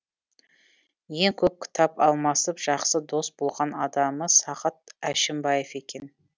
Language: Kazakh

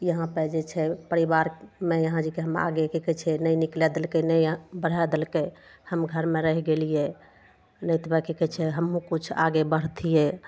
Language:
Maithili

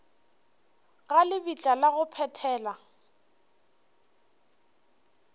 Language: Northern Sotho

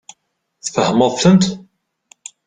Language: Kabyle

